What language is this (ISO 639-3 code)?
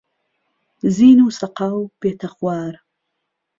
ckb